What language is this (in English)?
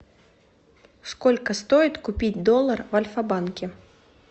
Russian